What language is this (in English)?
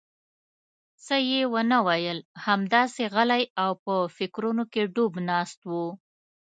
Pashto